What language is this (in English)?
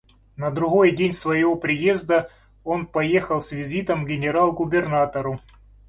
Russian